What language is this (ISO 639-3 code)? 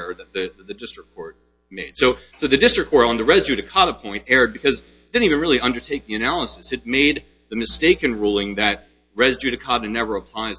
eng